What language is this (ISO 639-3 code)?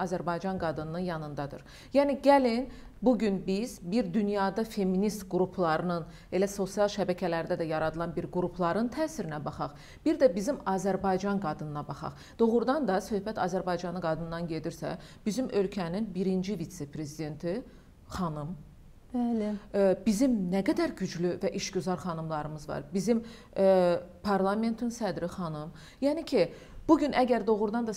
tur